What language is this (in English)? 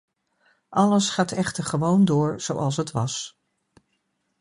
Dutch